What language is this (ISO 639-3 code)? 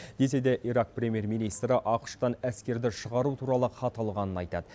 kaz